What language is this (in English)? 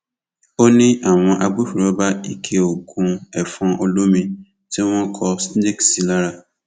Yoruba